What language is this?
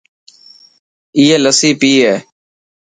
Dhatki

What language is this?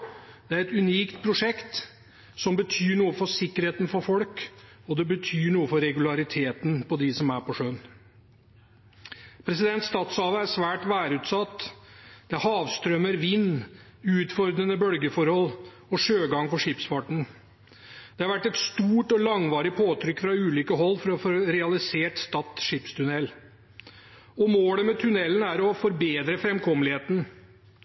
Norwegian Bokmål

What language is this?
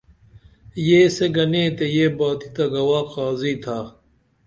Dameli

